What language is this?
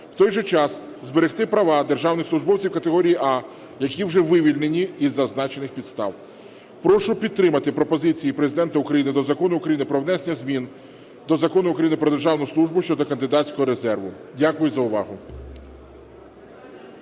Ukrainian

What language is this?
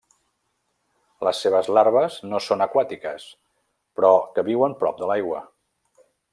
Catalan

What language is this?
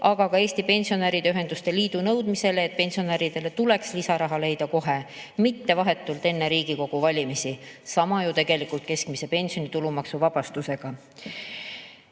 Estonian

